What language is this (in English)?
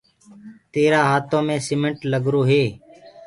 Gurgula